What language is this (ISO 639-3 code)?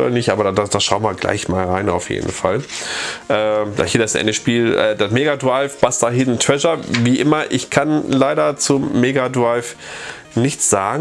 deu